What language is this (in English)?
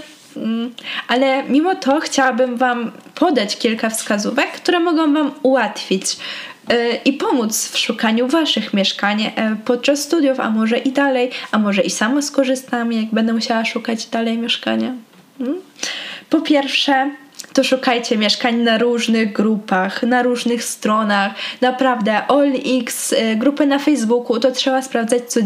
Polish